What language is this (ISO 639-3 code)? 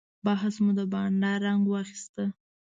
pus